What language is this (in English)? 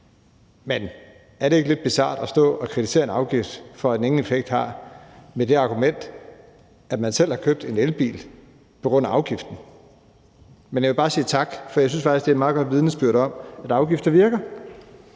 Danish